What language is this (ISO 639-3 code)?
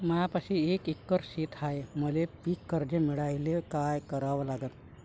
mar